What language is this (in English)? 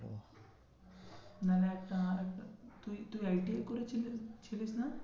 Bangla